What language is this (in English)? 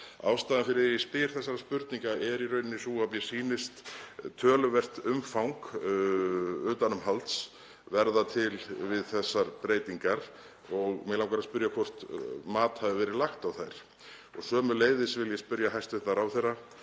Icelandic